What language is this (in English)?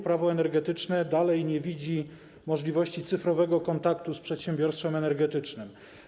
Polish